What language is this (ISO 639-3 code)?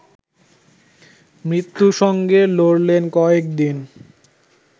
ben